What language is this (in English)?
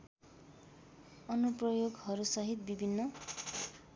Nepali